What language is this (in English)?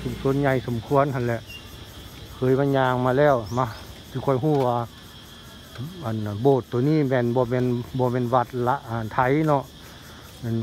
Thai